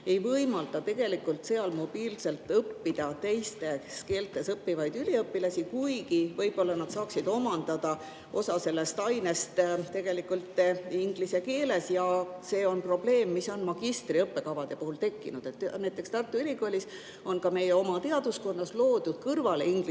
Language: Estonian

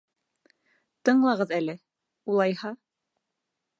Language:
Bashkir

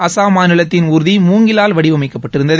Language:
Tamil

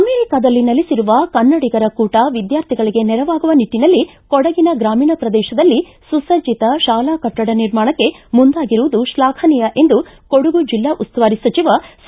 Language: Kannada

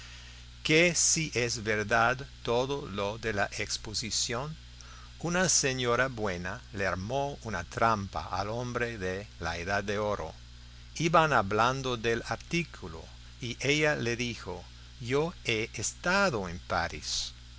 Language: Spanish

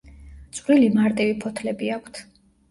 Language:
Georgian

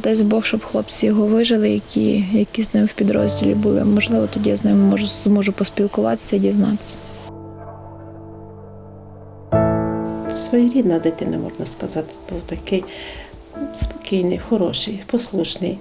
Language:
Ukrainian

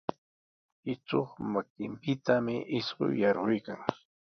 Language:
Sihuas Ancash Quechua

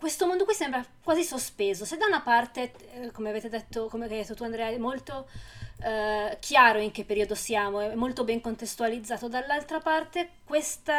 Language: Italian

